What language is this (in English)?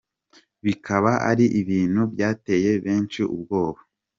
Kinyarwanda